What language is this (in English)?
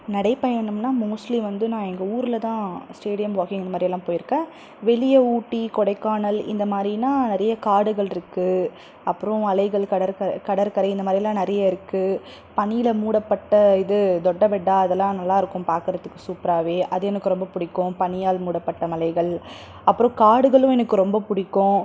Tamil